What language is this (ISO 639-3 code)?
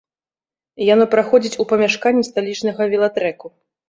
bel